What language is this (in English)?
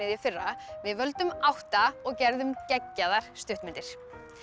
Icelandic